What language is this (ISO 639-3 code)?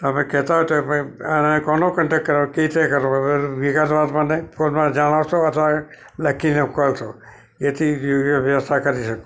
guj